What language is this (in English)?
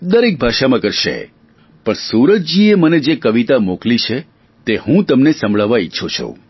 Gujarati